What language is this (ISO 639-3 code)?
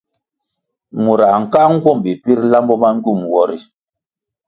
nmg